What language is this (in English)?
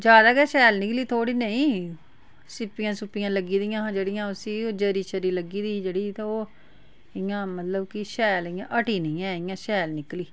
Dogri